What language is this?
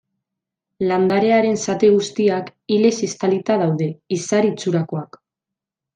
Basque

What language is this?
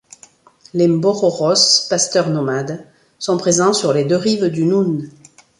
French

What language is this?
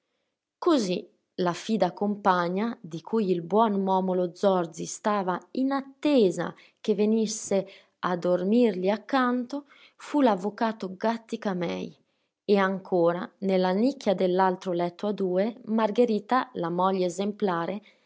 Italian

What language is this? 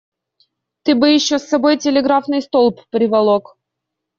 Russian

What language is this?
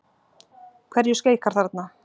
Icelandic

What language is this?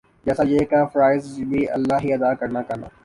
Urdu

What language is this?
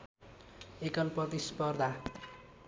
Nepali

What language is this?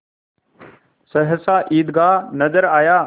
Hindi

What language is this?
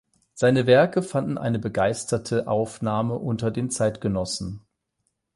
German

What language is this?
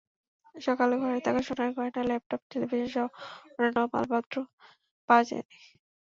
Bangla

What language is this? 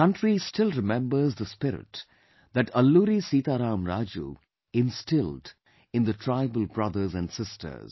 English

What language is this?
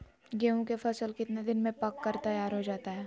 Magahi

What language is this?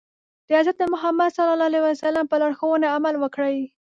Pashto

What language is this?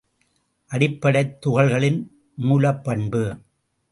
Tamil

